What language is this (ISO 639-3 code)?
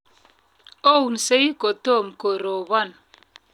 kln